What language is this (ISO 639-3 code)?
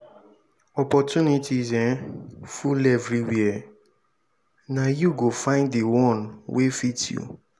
pcm